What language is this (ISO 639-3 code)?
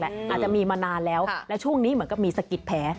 tha